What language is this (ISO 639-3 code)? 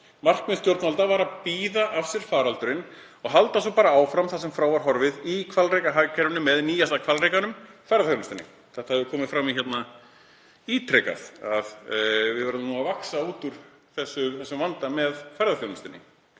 isl